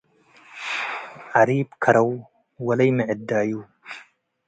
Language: Tigre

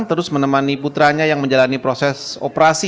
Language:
Indonesian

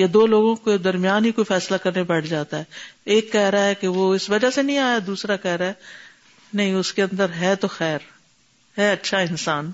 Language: Urdu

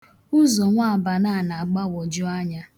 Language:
Igbo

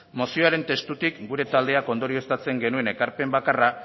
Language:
Basque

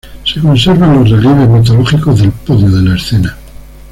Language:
Spanish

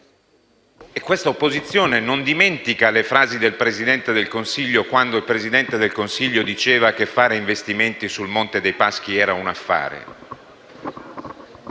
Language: Italian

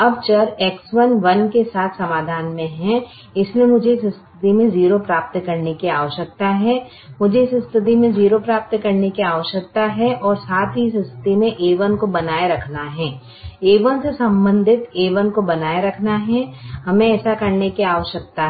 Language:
Hindi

